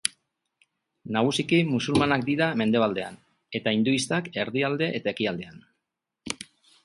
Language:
Basque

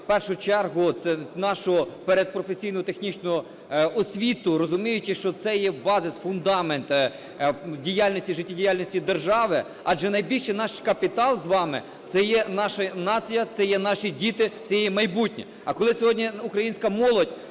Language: Ukrainian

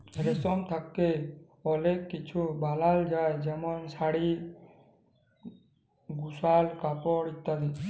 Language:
Bangla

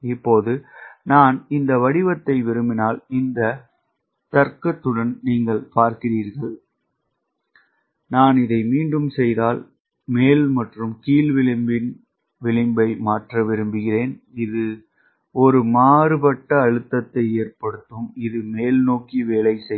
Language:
Tamil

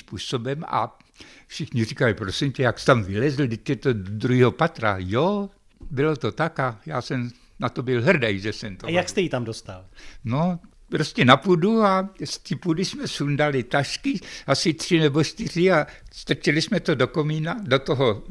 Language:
Czech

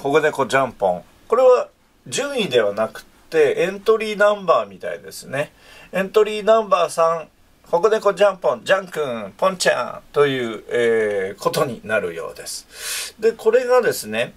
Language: Japanese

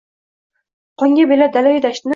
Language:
Uzbek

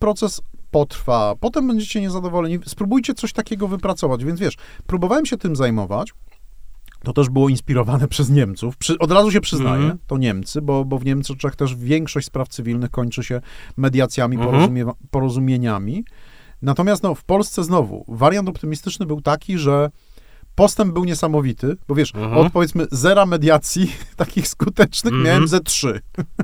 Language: Polish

